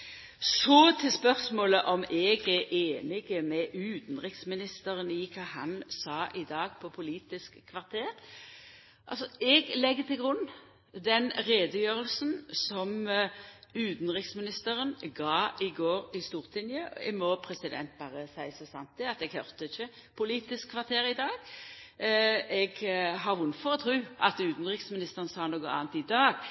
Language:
Norwegian Nynorsk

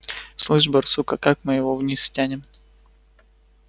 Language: Russian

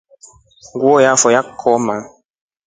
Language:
Rombo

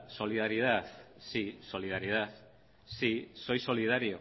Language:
Spanish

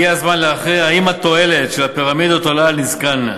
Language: Hebrew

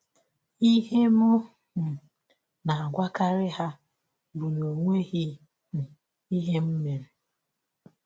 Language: Igbo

